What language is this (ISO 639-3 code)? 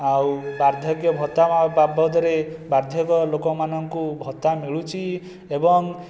ori